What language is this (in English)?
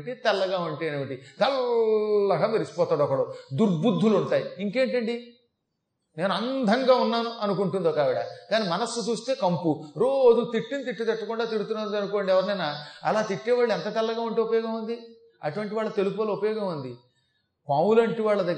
Telugu